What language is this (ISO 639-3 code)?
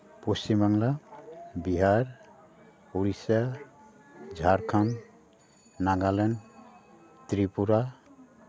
sat